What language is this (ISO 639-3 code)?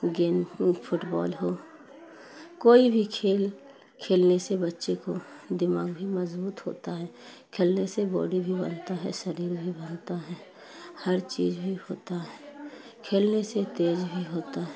urd